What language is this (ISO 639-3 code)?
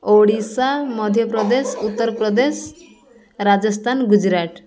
ori